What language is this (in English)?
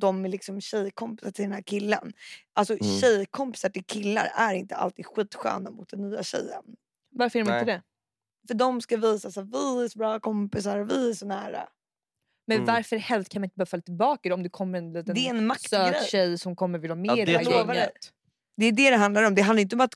Swedish